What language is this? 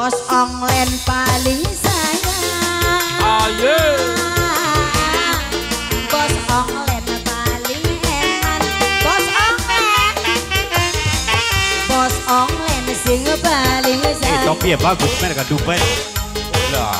Indonesian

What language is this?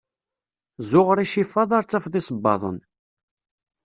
Kabyle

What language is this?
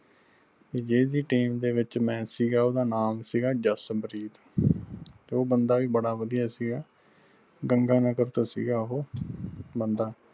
Punjabi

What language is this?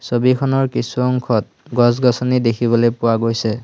Assamese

